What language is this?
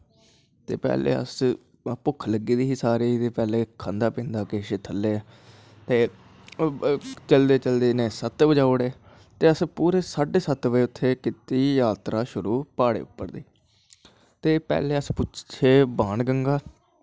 Dogri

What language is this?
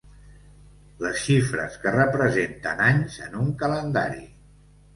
Catalan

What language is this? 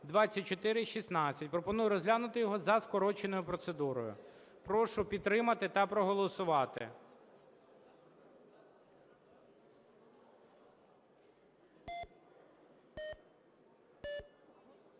Ukrainian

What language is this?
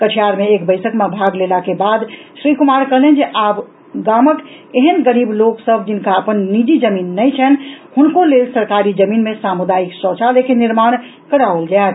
Maithili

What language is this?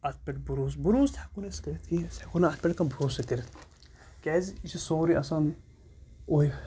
Kashmiri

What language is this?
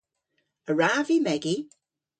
Cornish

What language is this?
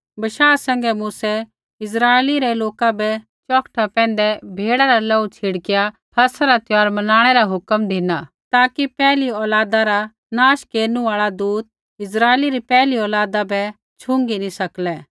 Kullu Pahari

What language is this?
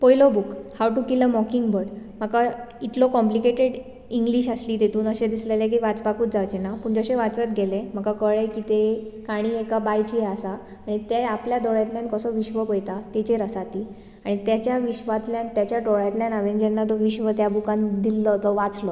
Konkani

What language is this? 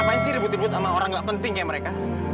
Indonesian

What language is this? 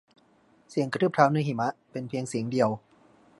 Thai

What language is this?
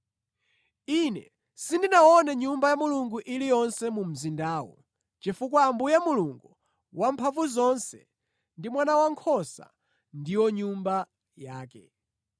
Nyanja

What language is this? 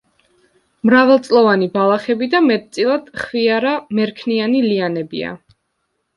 Georgian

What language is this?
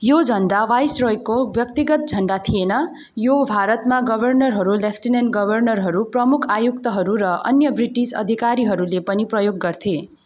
Nepali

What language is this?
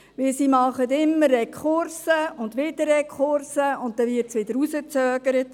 Swiss German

